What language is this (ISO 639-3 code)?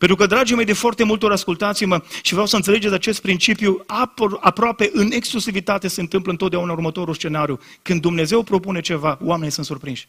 ron